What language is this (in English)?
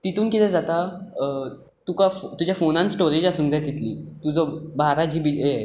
Konkani